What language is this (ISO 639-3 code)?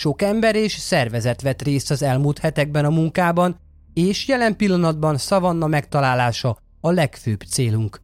hun